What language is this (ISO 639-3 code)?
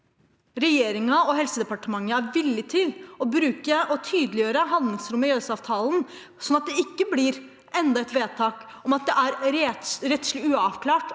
nor